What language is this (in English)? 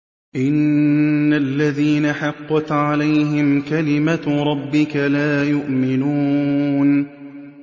Arabic